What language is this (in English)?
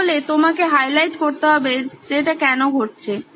Bangla